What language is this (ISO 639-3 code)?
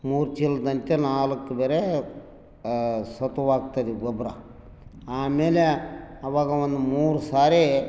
kan